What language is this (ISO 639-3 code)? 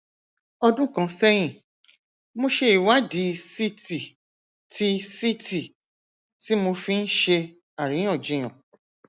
yor